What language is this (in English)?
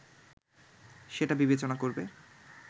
Bangla